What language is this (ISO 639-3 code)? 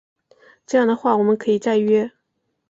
zho